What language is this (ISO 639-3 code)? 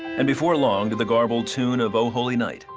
eng